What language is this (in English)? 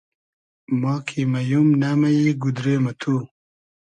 Hazaragi